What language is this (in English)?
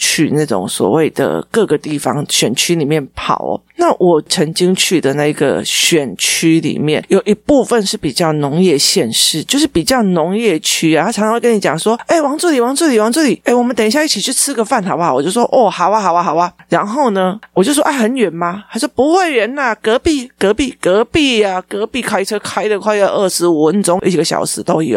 Chinese